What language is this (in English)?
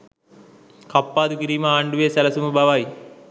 Sinhala